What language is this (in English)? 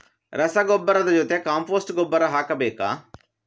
Kannada